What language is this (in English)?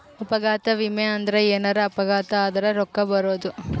Kannada